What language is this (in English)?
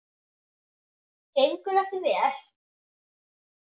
Icelandic